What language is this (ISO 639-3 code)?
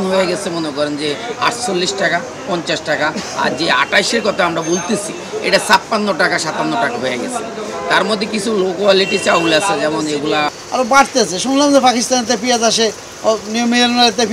ben